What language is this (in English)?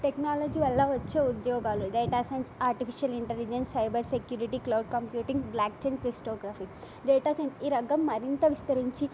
Telugu